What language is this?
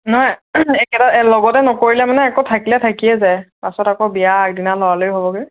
Assamese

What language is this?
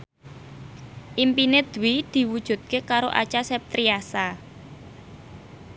Javanese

